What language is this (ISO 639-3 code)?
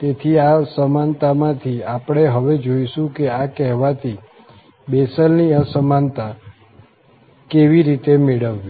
guj